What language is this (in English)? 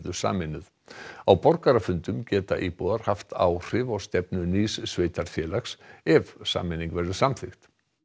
Icelandic